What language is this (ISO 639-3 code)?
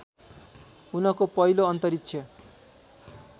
nep